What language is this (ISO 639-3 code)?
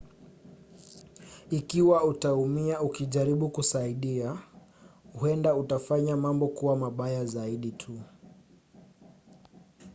swa